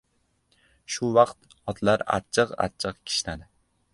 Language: Uzbek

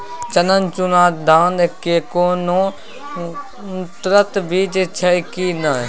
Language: Maithili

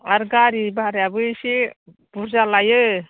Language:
Bodo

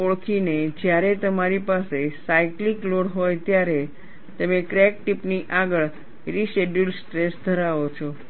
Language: Gujarati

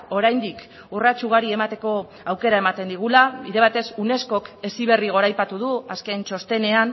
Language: Basque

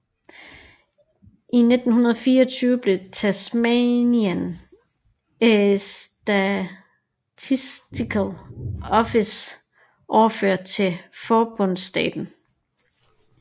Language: Danish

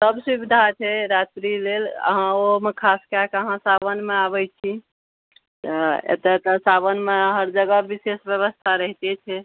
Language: Maithili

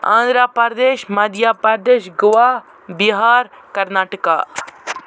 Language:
Kashmiri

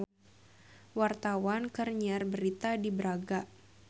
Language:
Sundanese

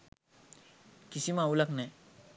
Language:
Sinhala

